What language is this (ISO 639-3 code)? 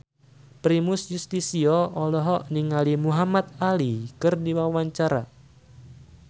sun